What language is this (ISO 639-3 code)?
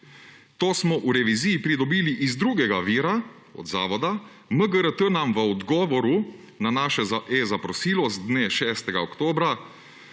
slv